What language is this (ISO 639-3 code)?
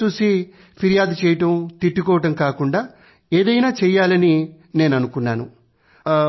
tel